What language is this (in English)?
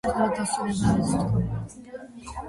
Georgian